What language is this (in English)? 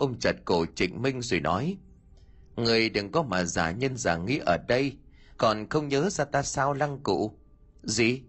Vietnamese